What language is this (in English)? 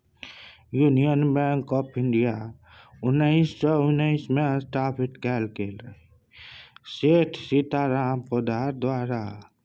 Maithili